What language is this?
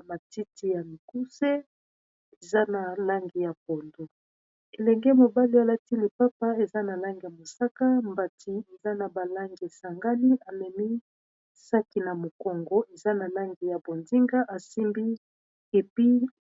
Lingala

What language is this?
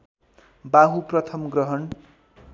Nepali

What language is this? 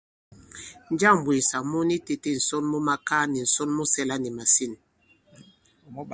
Bankon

